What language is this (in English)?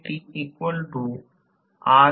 Marathi